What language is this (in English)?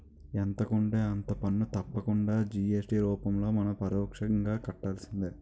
Telugu